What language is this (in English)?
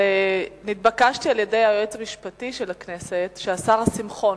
Hebrew